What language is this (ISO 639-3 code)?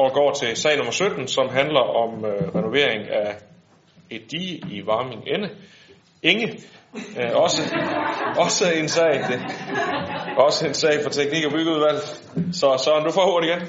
dan